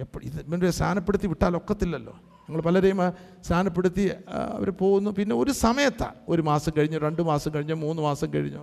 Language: Malayalam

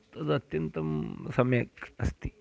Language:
Sanskrit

